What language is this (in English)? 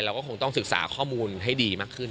Thai